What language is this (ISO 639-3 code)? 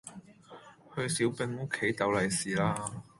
yue